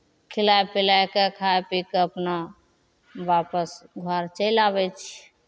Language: Maithili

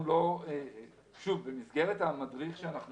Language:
Hebrew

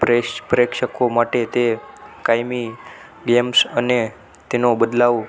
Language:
Gujarati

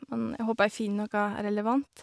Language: Norwegian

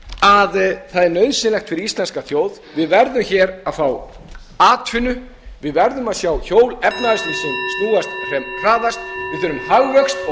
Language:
Icelandic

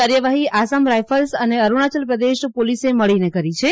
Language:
Gujarati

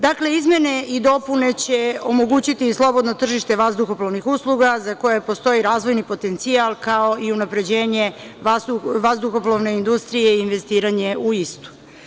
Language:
Serbian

